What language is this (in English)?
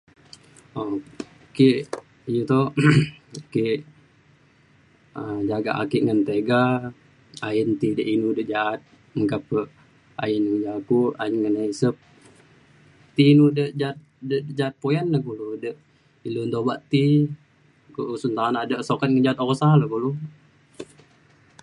Mainstream Kenyah